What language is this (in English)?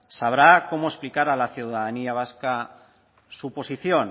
Spanish